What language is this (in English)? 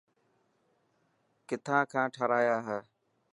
Dhatki